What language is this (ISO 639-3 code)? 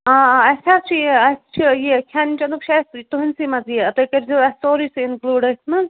kas